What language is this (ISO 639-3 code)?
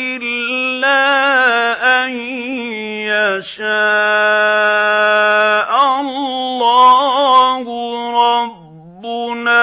ara